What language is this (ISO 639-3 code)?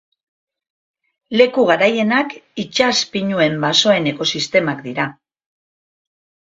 eus